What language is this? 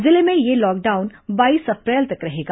Hindi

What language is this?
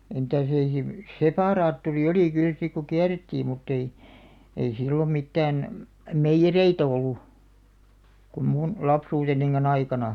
Finnish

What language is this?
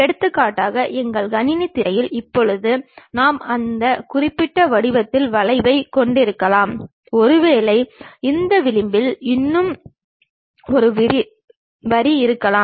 Tamil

